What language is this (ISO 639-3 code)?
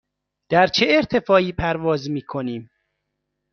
fas